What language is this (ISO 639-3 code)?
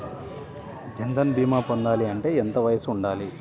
tel